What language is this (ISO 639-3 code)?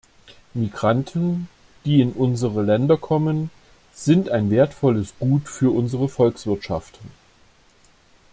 deu